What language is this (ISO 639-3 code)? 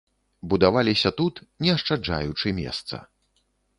bel